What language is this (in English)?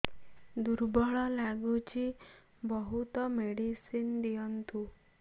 Odia